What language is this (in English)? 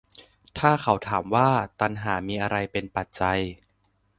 Thai